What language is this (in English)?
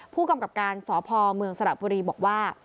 Thai